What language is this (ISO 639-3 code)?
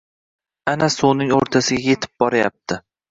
uzb